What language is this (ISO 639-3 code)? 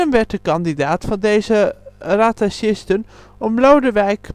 nld